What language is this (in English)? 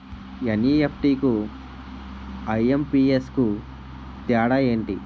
Telugu